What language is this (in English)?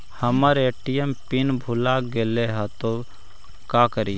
Magahi